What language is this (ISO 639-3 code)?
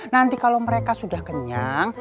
ind